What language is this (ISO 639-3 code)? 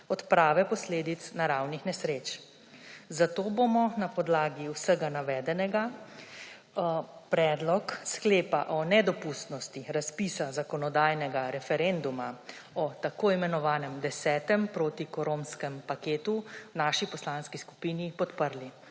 slv